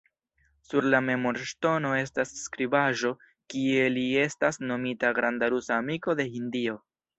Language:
Esperanto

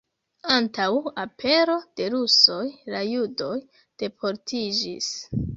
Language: Esperanto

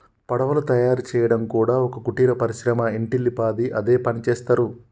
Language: Telugu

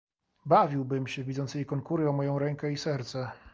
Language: Polish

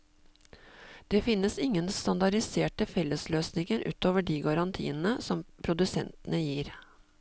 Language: Norwegian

